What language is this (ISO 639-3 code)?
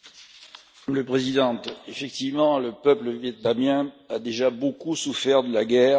fra